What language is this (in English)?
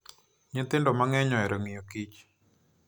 Luo (Kenya and Tanzania)